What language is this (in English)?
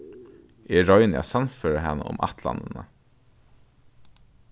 Faroese